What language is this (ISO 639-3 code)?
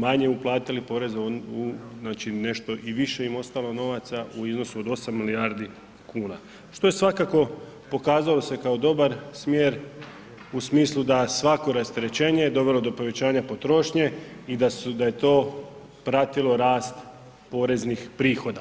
hrv